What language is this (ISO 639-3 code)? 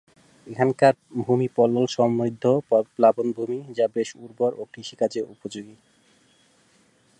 ben